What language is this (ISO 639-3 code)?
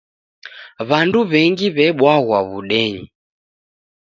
dav